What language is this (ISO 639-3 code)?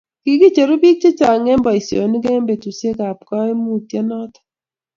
kln